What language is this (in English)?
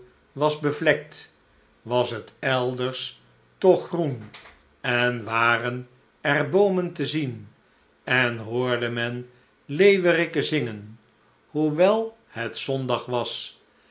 Dutch